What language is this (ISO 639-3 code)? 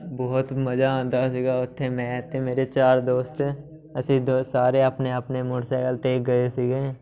pan